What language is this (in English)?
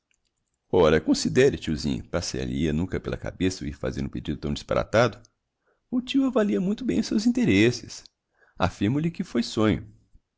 Portuguese